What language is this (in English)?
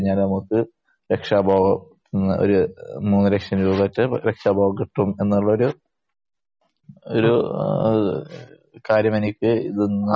Malayalam